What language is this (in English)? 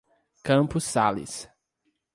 Portuguese